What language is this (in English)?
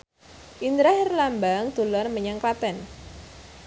Javanese